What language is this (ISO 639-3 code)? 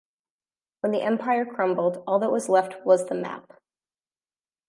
eng